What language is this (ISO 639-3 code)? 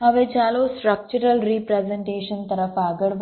guj